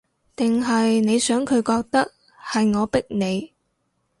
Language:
Cantonese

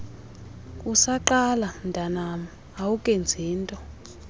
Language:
Xhosa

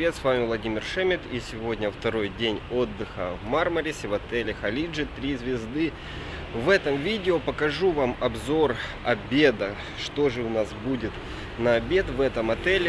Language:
Russian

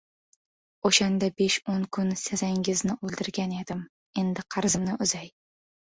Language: Uzbek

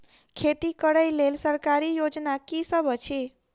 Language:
Maithili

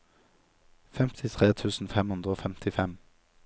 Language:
Norwegian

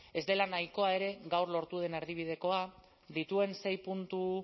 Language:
Basque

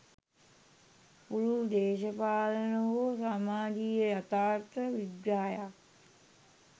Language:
Sinhala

